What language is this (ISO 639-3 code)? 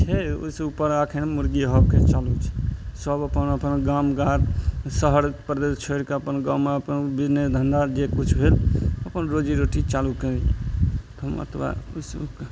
mai